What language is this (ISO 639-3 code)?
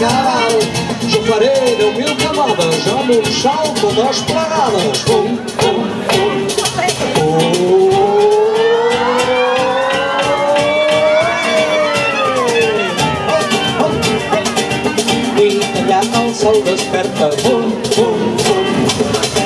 ron